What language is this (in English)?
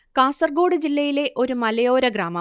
Malayalam